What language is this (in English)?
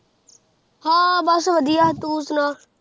Punjabi